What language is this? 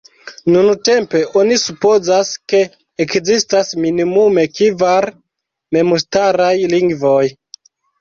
Esperanto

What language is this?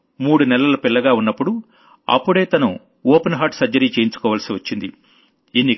Telugu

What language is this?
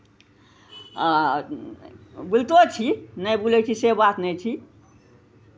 Maithili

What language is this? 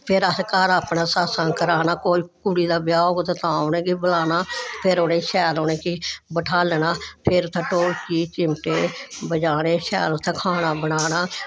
Dogri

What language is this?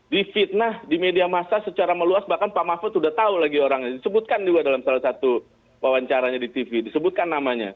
Indonesian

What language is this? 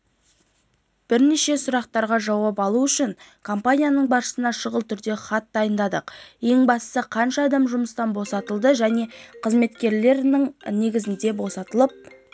Kazakh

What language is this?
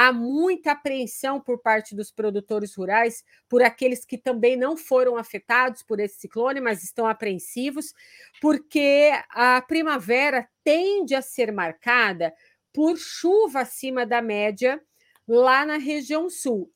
Portuguese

